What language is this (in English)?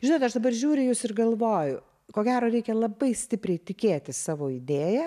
Lithuanian